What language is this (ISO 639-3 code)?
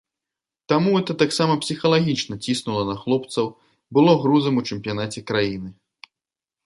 bel